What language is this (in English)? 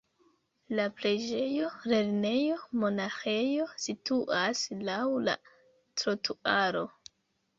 Esperanto